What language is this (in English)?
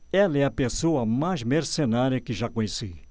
Portuguese